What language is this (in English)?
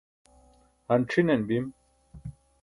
Burushaski